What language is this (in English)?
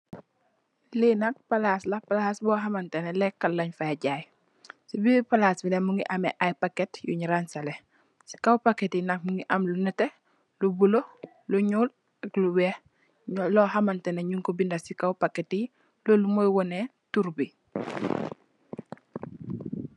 Wolof